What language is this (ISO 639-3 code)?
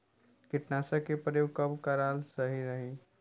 bho